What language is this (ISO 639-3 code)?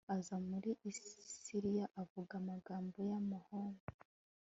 kin